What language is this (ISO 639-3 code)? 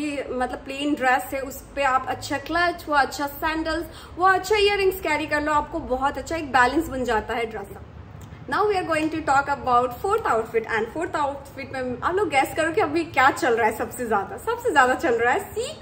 hin